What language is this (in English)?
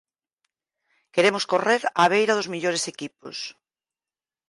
Galician